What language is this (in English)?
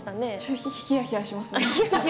Japanese